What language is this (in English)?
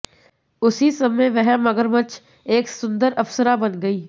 Hindi